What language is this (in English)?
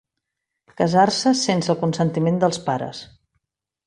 Catalan